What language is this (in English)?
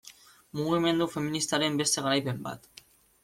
Basque